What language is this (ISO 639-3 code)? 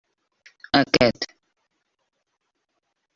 cat